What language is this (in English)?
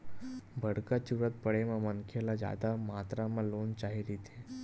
Chhattisgarhi